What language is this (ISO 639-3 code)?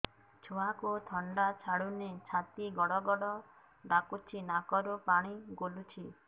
ori